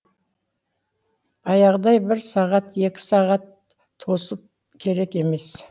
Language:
Kazakh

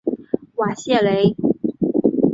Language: Chinese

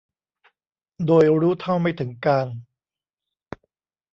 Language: Thai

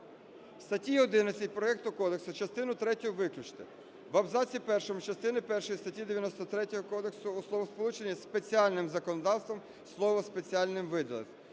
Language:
Ukrainian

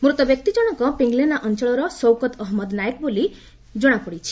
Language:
Odia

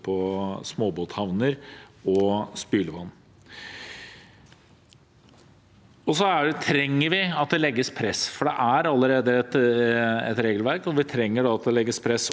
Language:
Norwegian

